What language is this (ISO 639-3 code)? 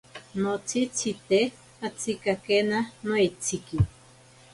prq